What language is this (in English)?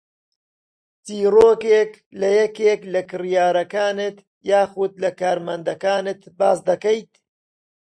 Central Kurdish